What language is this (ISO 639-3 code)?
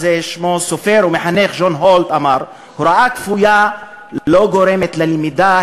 heb